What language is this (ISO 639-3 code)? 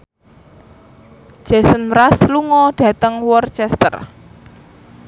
jav